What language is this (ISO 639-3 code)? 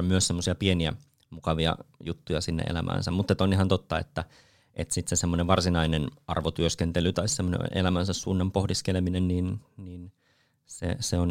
fin